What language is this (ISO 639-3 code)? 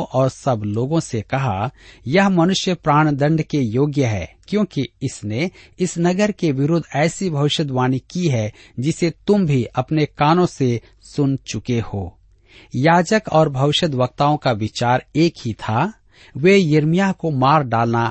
hin